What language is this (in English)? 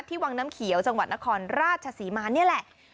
Thai